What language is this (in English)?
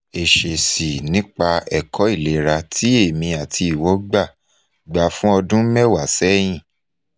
Yoruba